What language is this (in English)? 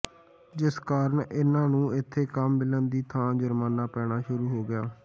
Punjabi